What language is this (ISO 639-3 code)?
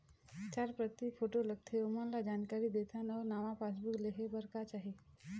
hne